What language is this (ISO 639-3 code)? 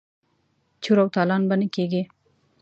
pus